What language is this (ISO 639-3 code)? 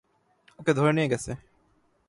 ben